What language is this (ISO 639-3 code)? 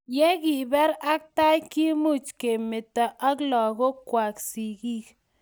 kln